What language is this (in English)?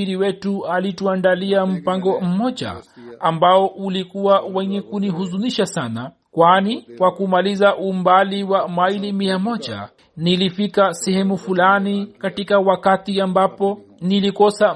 Swahili